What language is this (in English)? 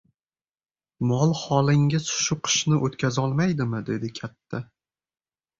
Uzbek